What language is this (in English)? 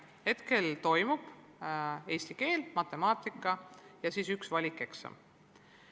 Estonian